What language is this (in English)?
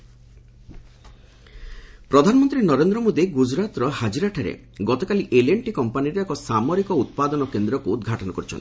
Odia